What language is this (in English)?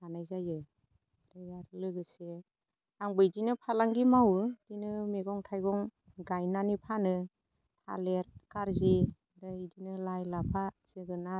Bodo